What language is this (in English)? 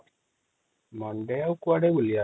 Odia